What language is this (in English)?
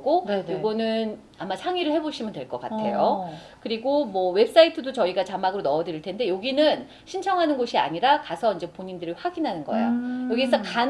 Korean